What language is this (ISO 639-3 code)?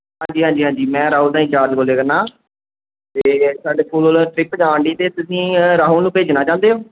pan